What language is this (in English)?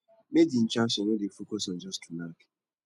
Nigerian Pidgin